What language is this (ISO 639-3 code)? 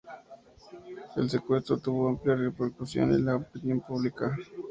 spa